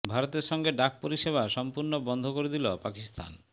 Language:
Bangla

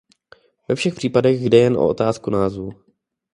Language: Czech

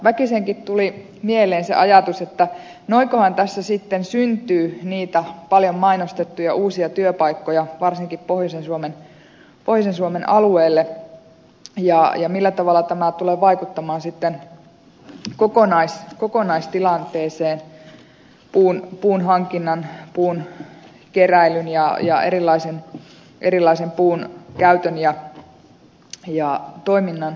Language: Finnish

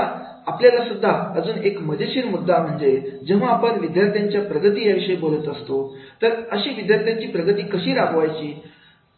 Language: Marathi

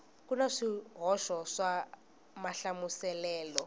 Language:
Tsonga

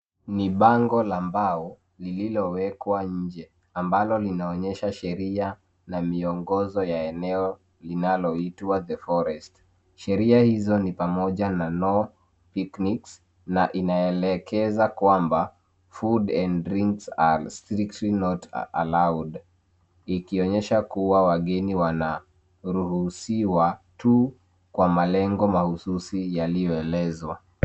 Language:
Swahili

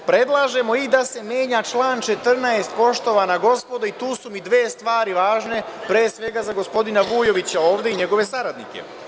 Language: Serbian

